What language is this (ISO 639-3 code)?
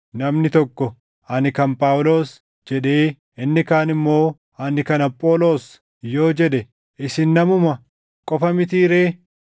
orm